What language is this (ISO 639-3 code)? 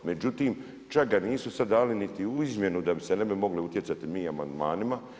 hrv